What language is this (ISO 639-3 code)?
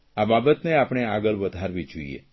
guj